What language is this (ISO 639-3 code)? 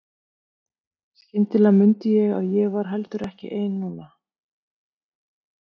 isl